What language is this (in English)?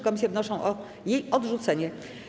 Polish